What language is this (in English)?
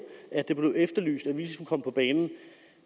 Danish